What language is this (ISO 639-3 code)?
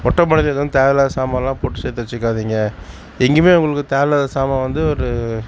tam